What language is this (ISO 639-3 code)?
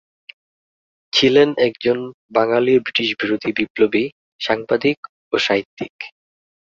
ben